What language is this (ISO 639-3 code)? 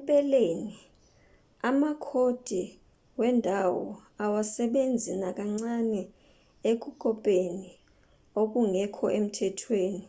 zul